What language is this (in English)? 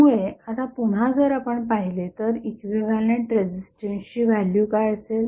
Marathi